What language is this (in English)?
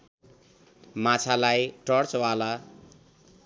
Nepali